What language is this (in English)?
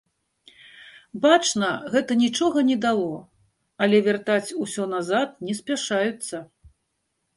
Belarusian